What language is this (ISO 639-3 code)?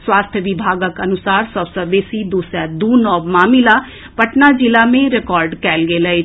mai